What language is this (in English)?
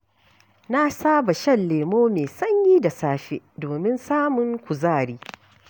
Hausa